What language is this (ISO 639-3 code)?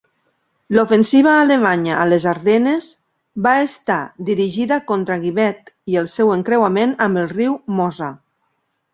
cat